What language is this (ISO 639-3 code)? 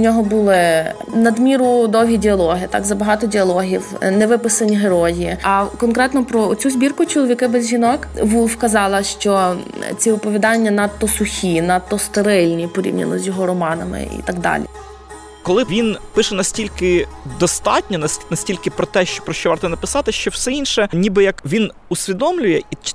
ukr